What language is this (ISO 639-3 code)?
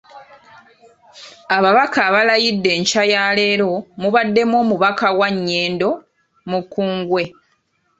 lug